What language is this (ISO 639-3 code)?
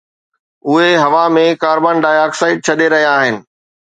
snd